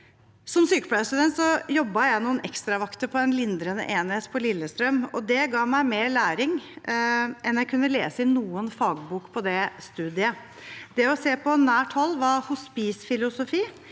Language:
Norwegian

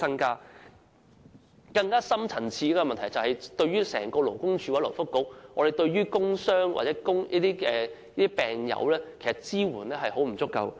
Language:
Cantonese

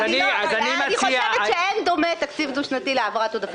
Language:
Hebrew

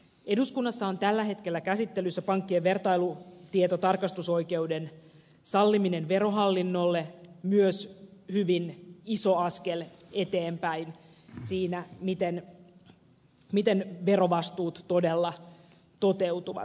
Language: Finnish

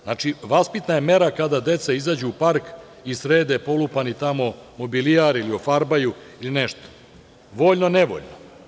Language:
Serbian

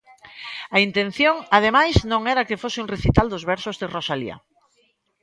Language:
Galician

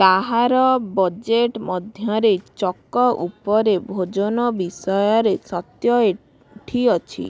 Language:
Odia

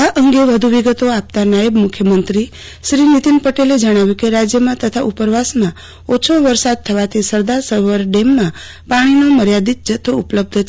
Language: Gujarati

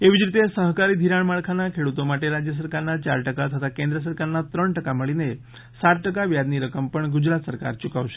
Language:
Gujarati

